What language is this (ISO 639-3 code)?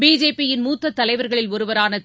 tam